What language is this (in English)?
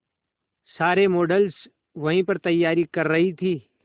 Hindi